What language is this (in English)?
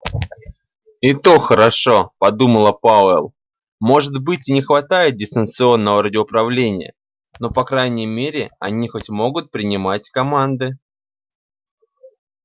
Russian